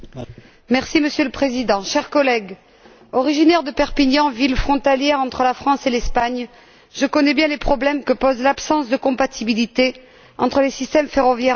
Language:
French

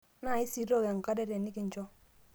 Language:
Masai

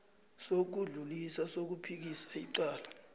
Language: South Ndebele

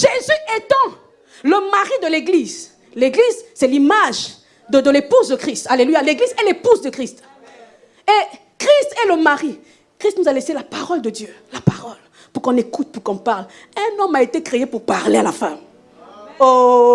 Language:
French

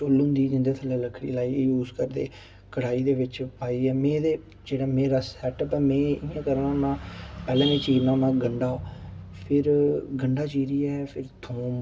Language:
Dogri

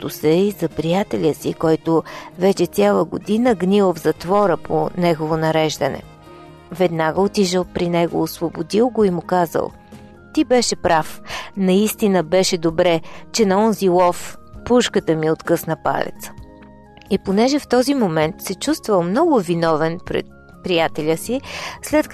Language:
Bulgarian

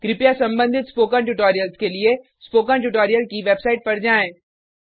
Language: Hindi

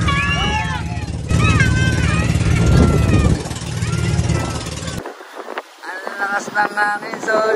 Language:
Filipino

